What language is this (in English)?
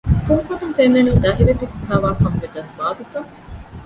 Divehi